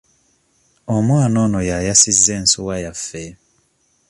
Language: Ganda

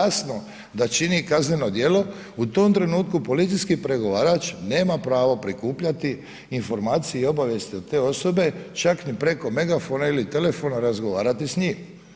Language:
Croatian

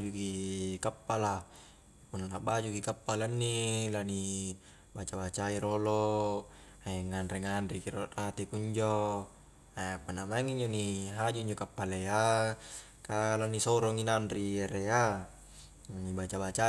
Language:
Highland Konjo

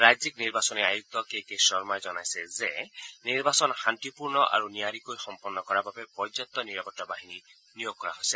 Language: Assamese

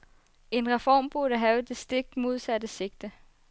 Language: Danish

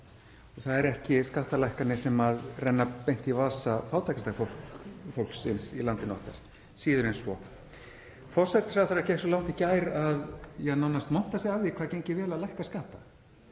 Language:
Icelandic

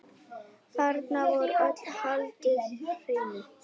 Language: Icelandic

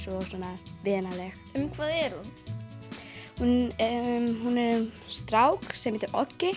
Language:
Icelandic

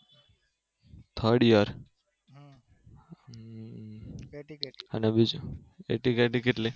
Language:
Gujarati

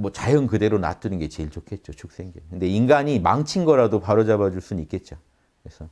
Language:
Korean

